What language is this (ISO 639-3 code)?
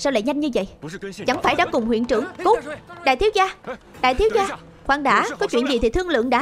vie